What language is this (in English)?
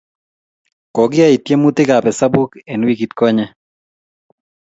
Kalenjin